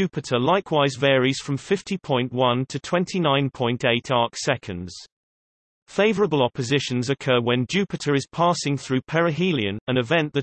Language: English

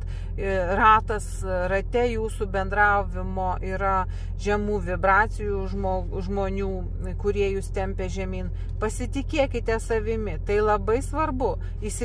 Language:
Lithuanian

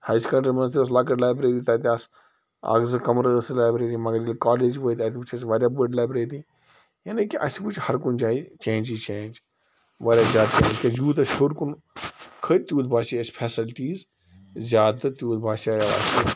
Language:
Kashmiri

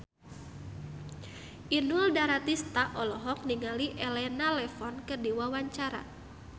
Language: Sundanese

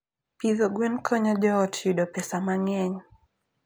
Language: Luo (Kenya and Tanzania)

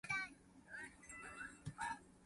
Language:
Min Nan Chinese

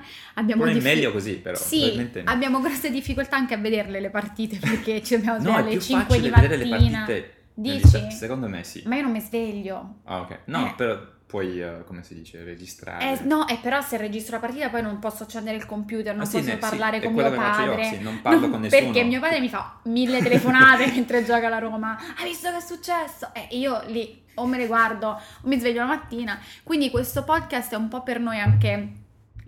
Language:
Italian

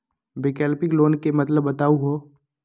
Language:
Magahi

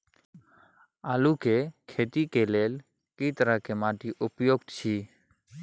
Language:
Maithili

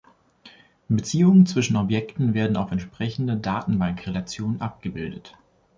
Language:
German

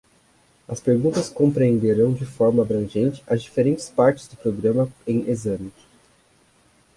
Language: Portuguese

